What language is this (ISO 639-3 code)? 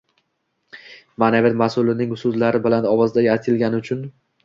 uzb